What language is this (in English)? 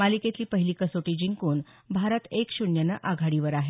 Marathi